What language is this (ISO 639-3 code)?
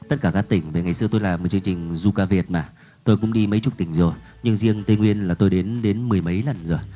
vie